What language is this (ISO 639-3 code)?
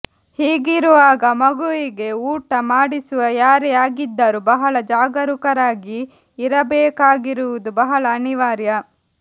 kan